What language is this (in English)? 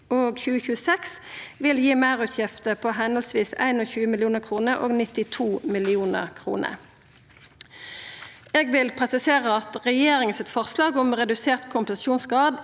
Norwegian